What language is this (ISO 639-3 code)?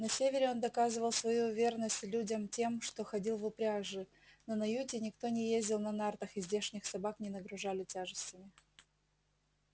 rus